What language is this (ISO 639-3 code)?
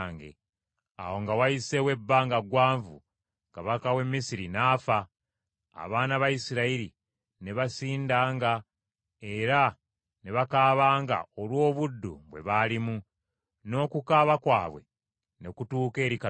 lug